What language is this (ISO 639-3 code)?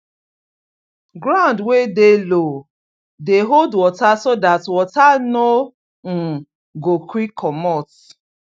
pcm